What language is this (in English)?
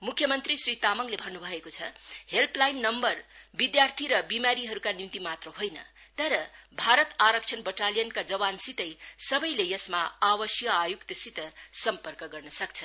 Nepali